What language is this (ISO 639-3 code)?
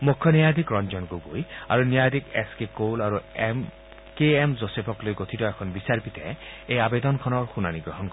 asm